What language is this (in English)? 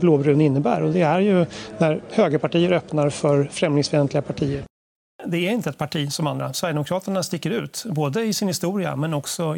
Swedish